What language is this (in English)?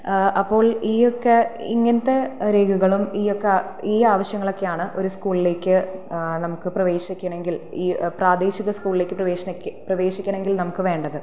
Malayalam